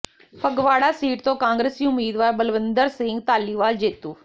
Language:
Punjabi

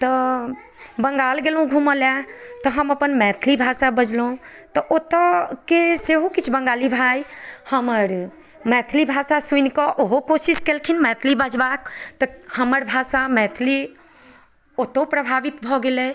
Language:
Maithili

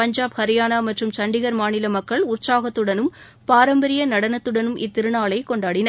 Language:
Tamil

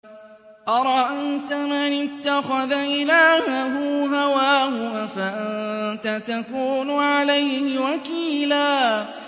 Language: Arabic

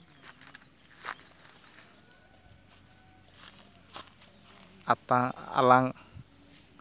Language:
Santali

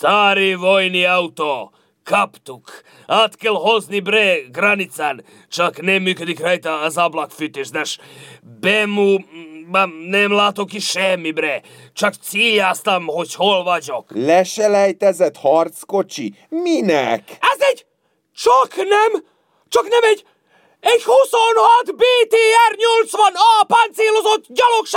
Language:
Hungarian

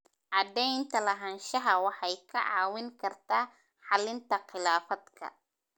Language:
Somali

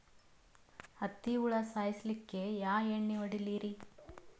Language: Kannada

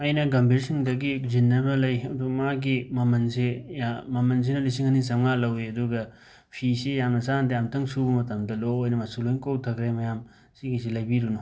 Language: Manipuri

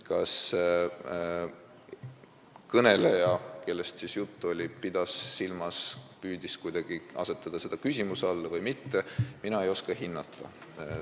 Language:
Estonian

